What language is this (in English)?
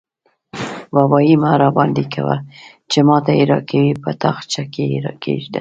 Pashto